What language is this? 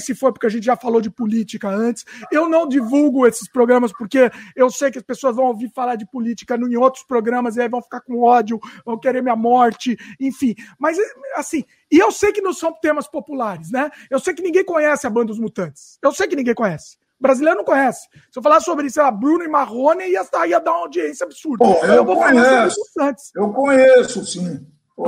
Portuguese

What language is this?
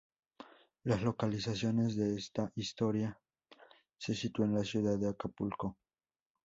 Spanish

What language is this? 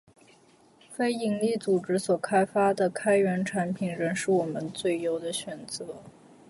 Chinese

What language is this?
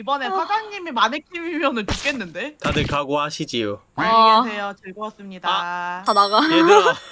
Korean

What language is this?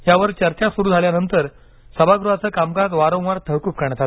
Marathi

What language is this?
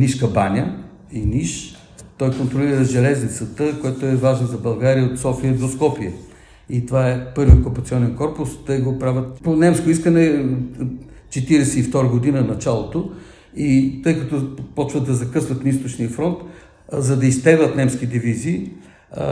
Bulgarian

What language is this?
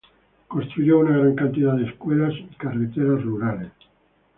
Spanish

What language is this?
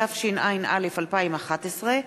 Hebrew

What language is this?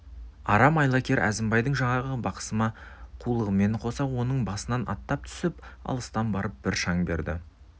Kazakh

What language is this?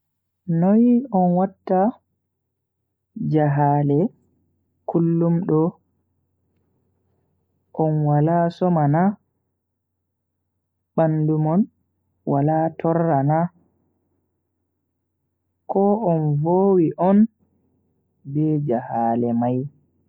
Bagirmi Fulfulde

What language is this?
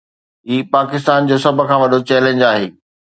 Sindhi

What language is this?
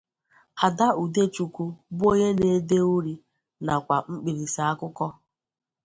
Igbo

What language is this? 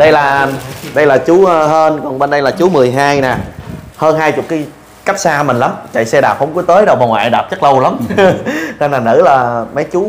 Vietnamese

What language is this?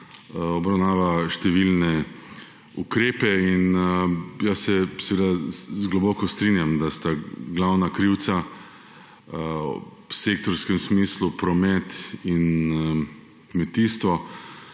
Slovenian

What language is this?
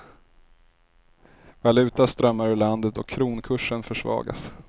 Swedish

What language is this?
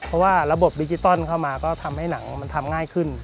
Thai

